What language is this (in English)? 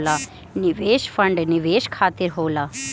Bhojpuri